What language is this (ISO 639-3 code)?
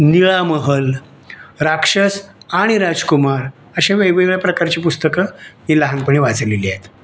mar